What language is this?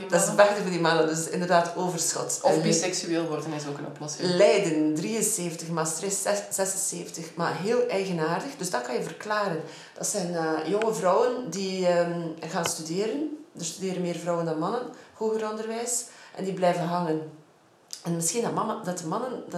Dutch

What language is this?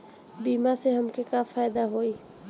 Bhojpuri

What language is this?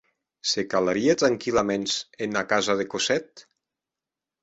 Occitan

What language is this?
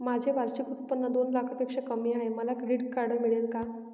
Marathi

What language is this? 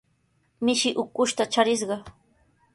Sihuas Ancash Quechua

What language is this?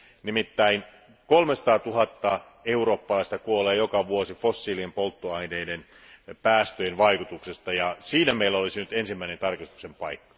Finnish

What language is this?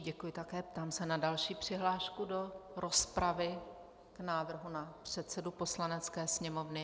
Czech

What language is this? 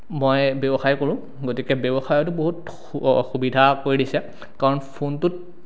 Assamese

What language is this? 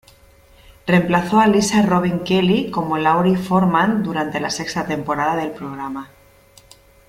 Spanish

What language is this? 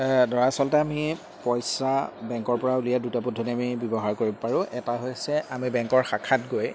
Assamese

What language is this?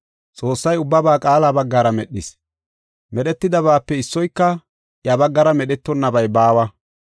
Gofa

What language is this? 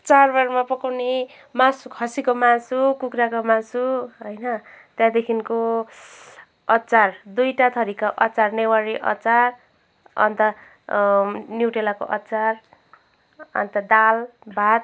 Nepali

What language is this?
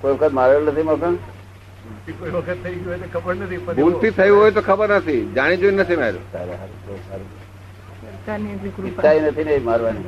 Gujarati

